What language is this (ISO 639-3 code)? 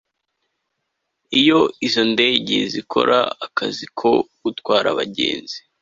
kin